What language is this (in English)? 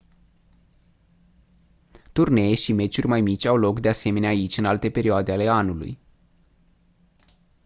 Romanian